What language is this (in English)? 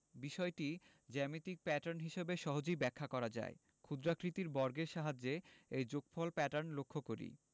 Bangla